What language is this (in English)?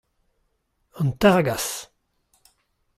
Breton